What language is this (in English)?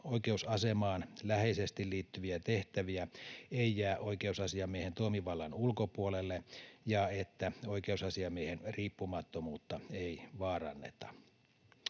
Finnish